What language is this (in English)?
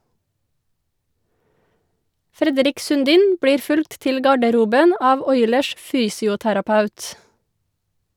Norwegian